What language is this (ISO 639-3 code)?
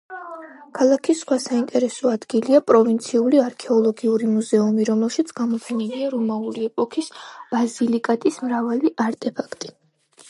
kat